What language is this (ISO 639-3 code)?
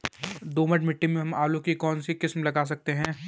hin